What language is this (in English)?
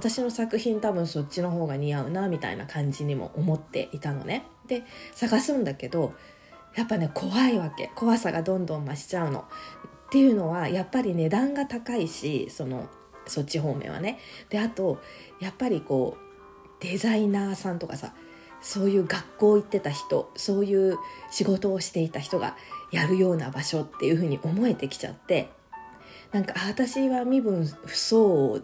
Japanese